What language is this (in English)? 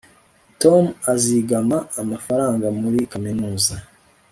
Kinyarwanda